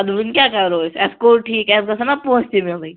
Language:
Kashmiri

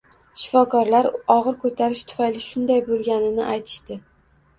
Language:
Uzbek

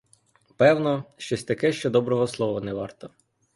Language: Ukrainian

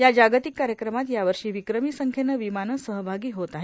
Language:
Marathi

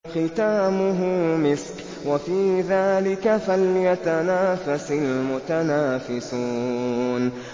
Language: Arabic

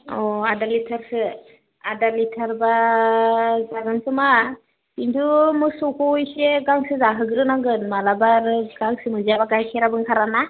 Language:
Bodo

